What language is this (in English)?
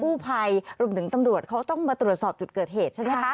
Thai